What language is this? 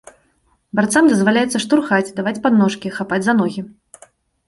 Belarusian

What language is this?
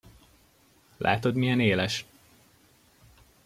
Hungarian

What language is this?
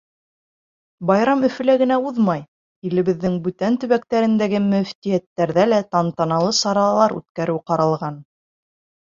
Bashkir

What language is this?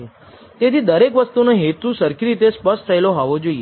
Gujarati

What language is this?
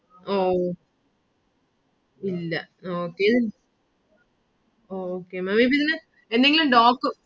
Malayalam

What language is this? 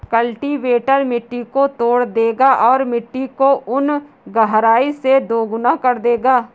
Hindi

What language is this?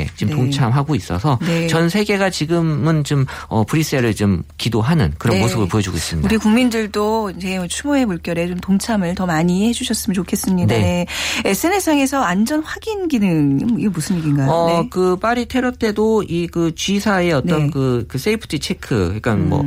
Korean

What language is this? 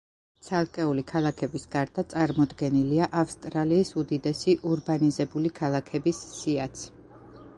Georgian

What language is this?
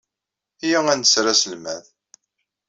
Kabyle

